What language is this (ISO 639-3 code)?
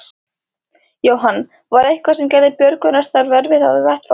isl